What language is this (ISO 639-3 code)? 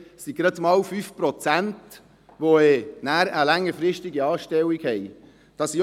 gsw